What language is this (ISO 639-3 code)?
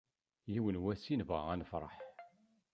kab